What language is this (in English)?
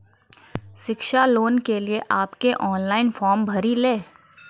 Maithili